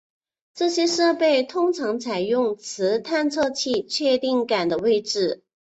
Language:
Chinese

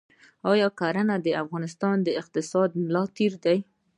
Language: Pashto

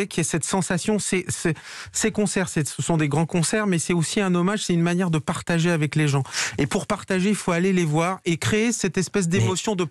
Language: French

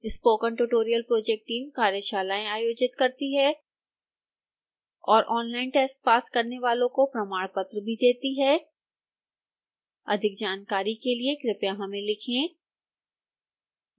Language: Hindi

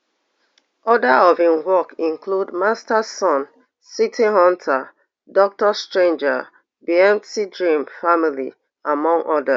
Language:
Nigerian Pidgin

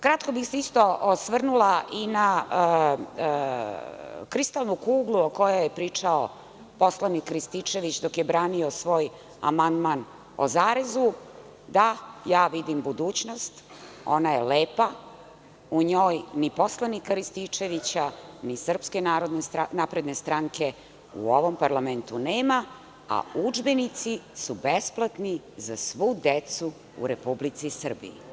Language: Serbian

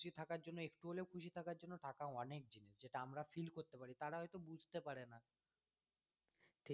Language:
Bangla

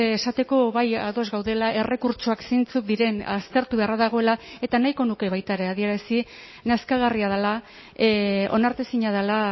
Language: Basque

